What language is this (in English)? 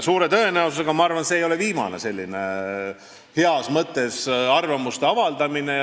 Estonian